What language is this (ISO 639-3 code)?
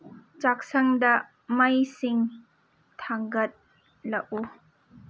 mni